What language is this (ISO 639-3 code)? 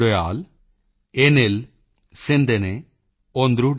pan